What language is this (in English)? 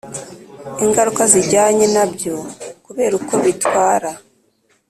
Kinyarwanda